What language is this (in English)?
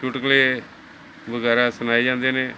Punjabi